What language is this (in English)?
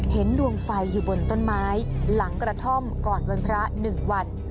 Thai